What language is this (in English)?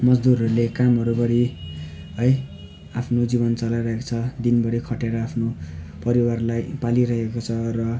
Nepali